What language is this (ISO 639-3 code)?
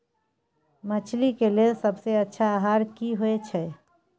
mai